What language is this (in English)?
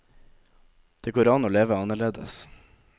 Norwegian